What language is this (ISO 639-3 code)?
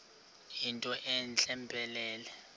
xho